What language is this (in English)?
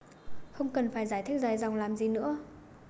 Vietnamese